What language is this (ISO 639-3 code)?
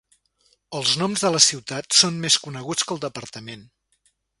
cat